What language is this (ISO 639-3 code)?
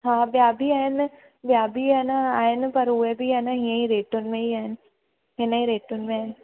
snd